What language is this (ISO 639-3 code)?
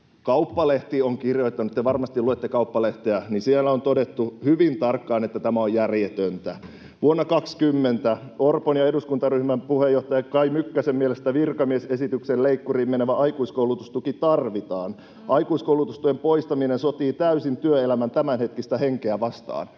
fin